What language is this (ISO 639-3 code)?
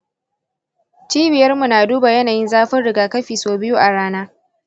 hau